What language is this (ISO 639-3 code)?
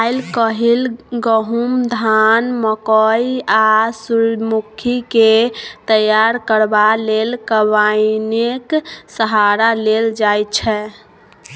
mai